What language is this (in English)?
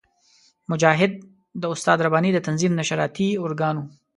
Pashto